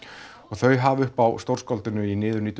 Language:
Icelandic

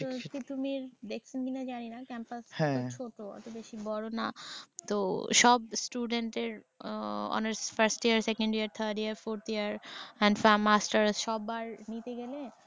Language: Bangla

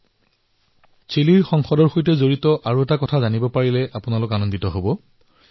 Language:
Assamese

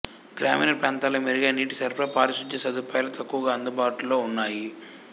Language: Telugu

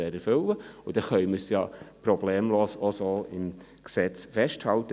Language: Swiss German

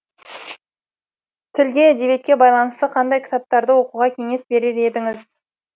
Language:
Kazakh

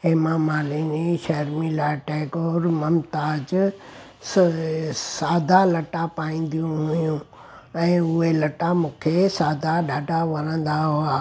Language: Sindhi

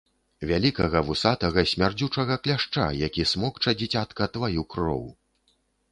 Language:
Belarusian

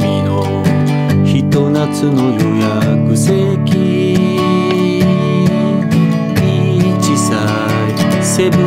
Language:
Japanese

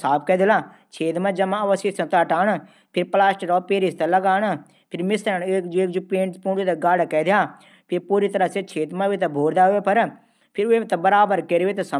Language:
Garhwali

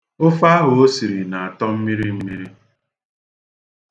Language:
Igbo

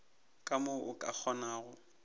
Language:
Northern Sotho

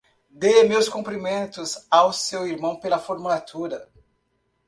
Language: Portuguese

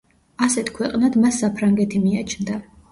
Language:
Georgian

